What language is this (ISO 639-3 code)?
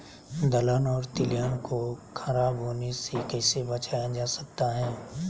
mag